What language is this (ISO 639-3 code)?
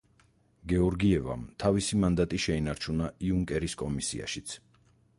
kat